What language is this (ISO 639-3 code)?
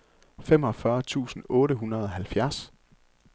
dan